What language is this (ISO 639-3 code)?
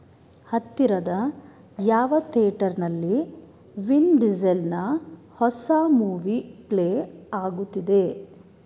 kan